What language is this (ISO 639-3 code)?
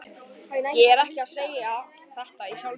isl